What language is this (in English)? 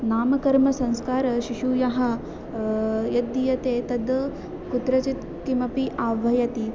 Sanskrit